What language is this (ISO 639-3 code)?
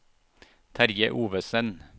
nor